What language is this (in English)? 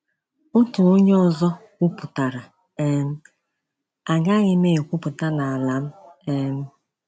Igbo